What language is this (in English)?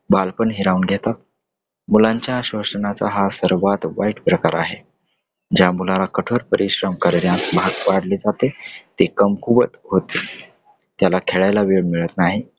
Marathi